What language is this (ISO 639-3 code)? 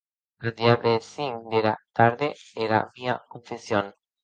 oci